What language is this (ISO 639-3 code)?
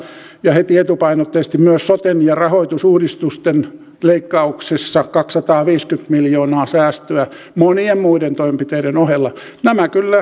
fin